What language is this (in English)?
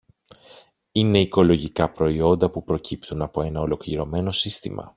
Greek